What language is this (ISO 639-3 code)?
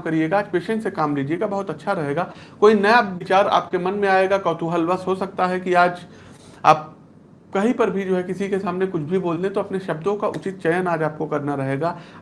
hin